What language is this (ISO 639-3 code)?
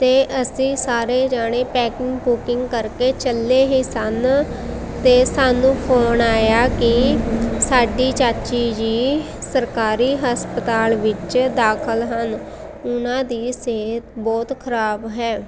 pan